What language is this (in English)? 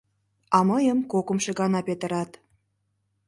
Mari